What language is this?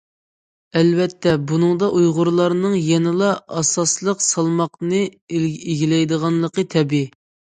Uyghur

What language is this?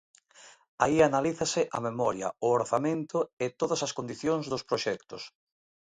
Galician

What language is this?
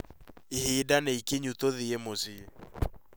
Kikuyu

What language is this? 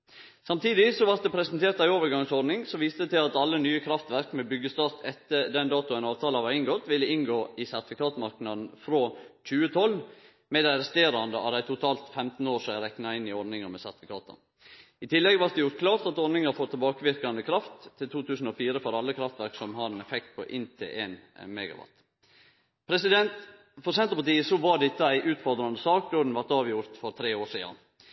Norwegian Nynorsk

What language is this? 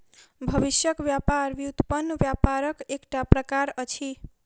Maithili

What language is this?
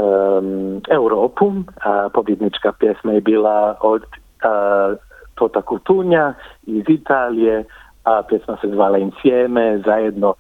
Croatian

